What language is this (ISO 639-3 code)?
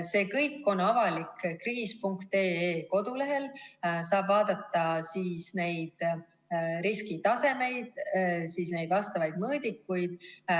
est